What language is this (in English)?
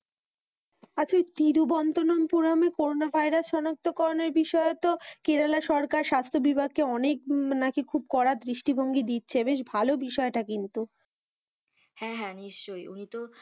Bangla